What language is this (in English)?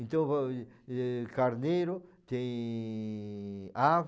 Portuguese